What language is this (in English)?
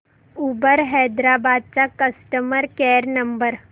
Marathi